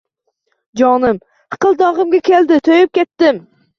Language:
Uzbek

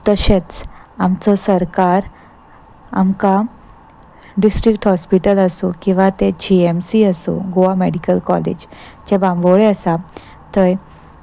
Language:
Konkani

